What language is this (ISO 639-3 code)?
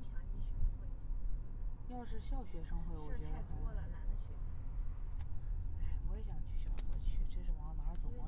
zho